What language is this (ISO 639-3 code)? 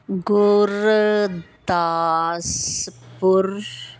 pan